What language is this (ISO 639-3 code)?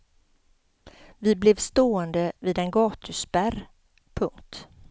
swe